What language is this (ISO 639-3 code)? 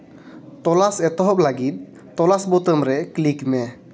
sat